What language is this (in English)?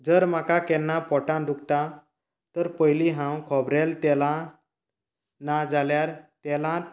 Konkani